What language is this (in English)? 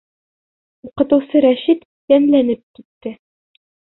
Bashkir